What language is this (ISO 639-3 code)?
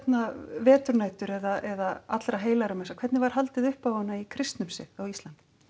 isl